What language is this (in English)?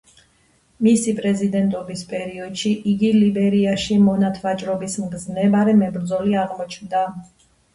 Georgian